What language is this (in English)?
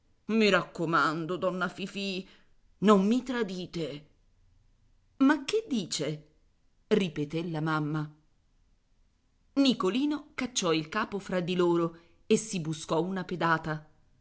Italian